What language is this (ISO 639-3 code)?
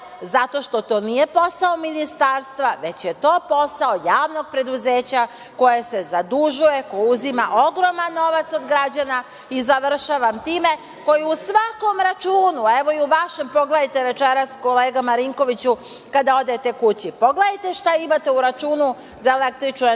srp